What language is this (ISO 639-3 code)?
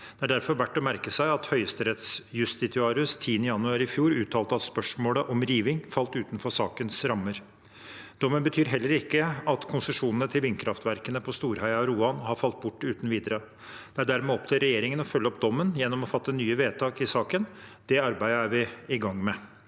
nor